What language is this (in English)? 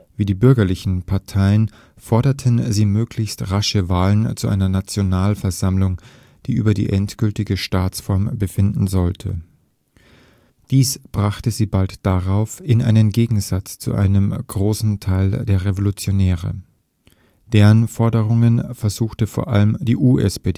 German